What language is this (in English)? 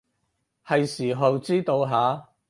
Cantonese